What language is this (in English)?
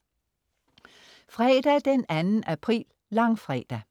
Danish